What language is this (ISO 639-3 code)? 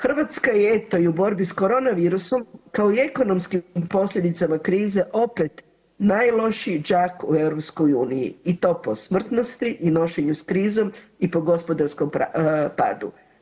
hrv